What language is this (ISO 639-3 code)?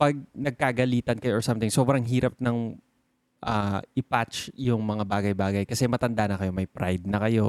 fil